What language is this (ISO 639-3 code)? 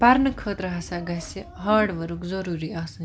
kas